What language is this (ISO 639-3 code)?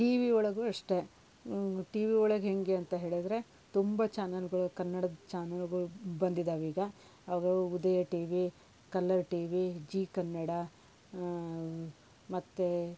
kan